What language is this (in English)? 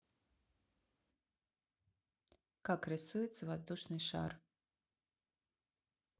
Russian